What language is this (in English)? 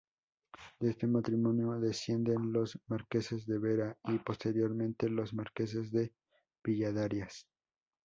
Spanish